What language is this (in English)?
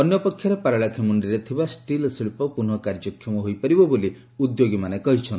Odia